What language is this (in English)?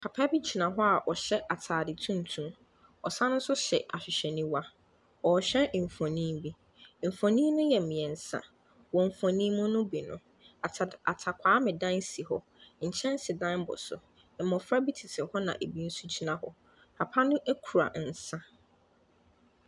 Akan